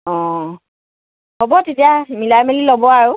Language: Assamese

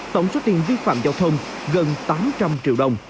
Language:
Vietnamese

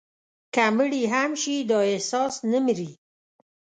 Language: Pashto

